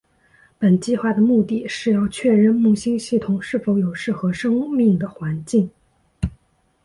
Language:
Chinese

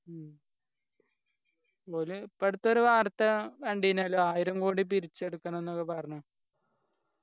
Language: Malayalam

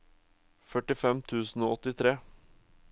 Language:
Norwegian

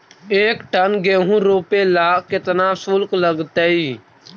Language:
Magahi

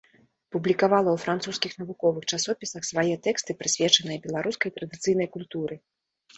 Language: Belarusian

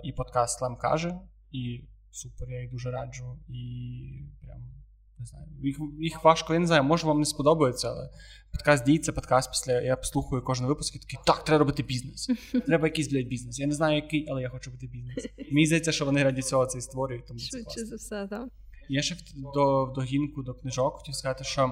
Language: Ukrainian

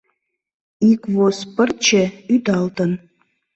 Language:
Mari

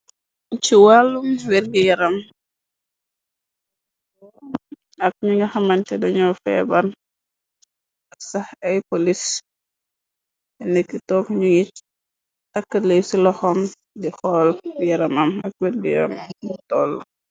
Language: Wolof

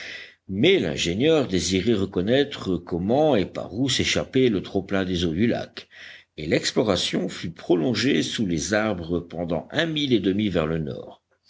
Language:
French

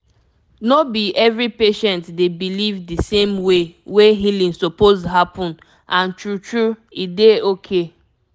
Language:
Nigerian Pidgin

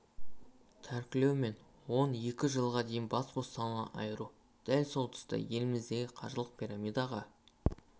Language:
Kazakh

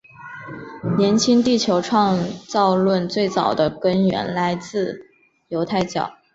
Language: Chinese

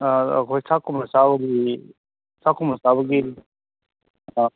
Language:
Manipuri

